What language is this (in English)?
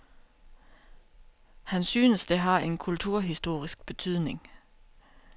Danish